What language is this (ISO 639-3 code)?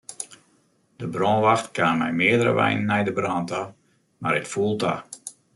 fry